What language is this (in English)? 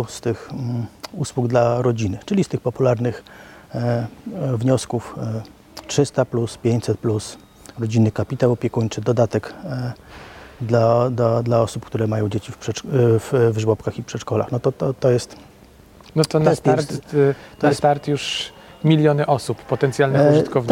Polish